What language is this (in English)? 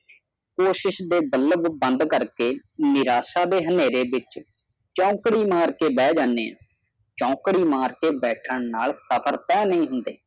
Punjabi